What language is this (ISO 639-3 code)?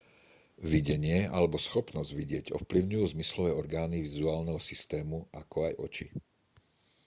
slk